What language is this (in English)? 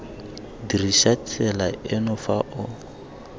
Tswana